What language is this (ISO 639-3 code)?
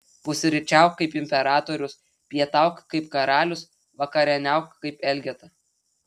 lit